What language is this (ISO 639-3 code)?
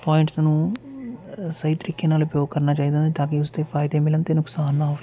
pan